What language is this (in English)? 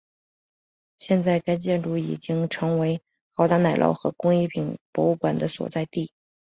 Chinese